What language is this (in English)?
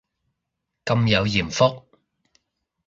Cantonese